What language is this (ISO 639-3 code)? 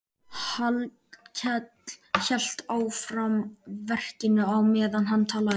isl